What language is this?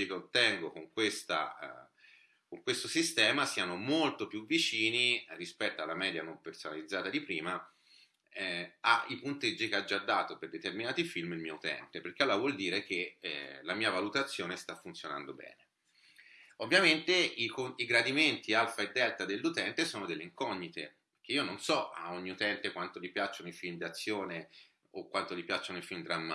Italian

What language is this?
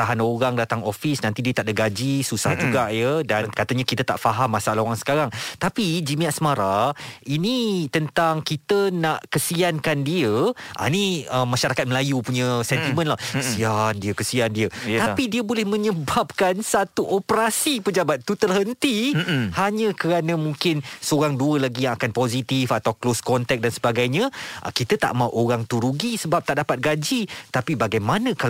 Malay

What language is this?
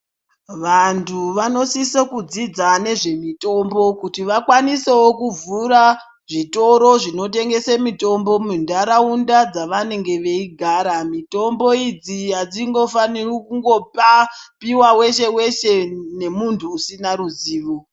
Ndau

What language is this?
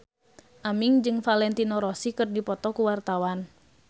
Sundanese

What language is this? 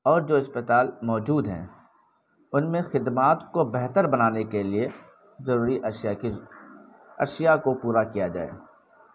Urdu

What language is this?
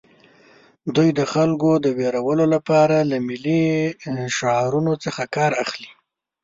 Pashto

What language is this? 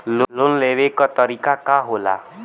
Bhojpuri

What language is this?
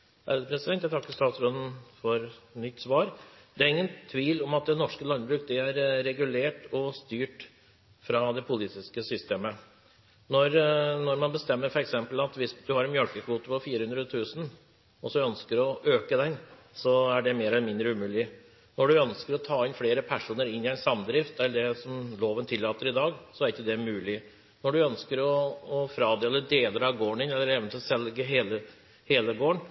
Norwegian Bokmål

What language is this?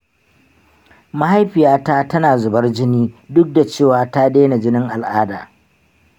Hausa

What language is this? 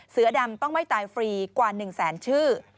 Thai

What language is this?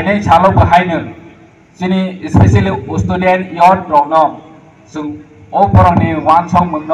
Thai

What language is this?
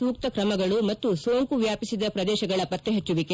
Kannada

